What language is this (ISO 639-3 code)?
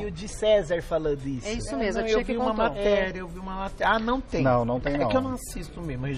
por